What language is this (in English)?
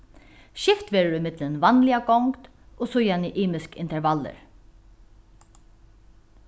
Faroese